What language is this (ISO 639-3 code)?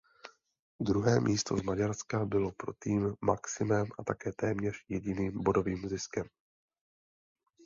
ces